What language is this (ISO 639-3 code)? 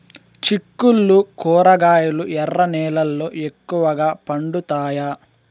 tel